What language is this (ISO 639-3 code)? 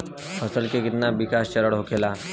bho